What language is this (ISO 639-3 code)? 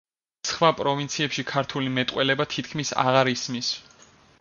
kat